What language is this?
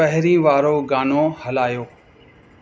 Sindhi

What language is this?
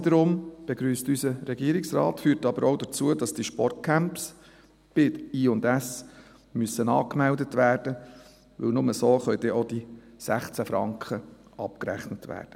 Swiss German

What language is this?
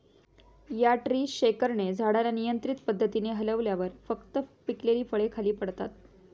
Marathi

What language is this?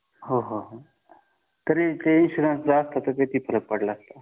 Marathi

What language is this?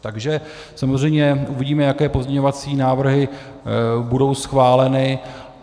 Czech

